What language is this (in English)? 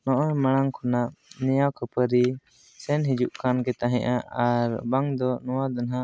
Santali